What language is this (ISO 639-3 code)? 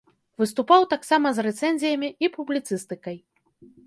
bel